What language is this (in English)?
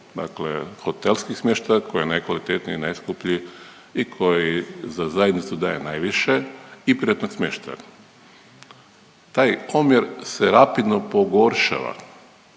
Croatian